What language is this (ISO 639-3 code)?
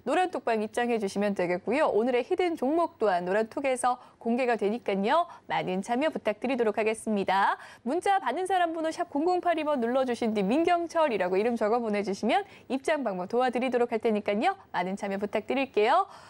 kor